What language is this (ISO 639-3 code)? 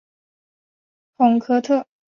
zho